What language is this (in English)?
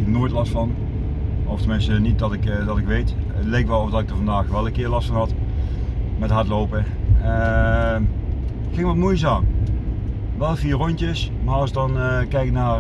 Dutch